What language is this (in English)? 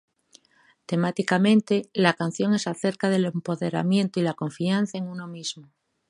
Spanish